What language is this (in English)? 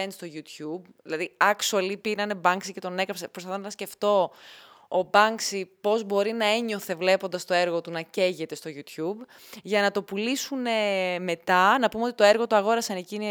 Greek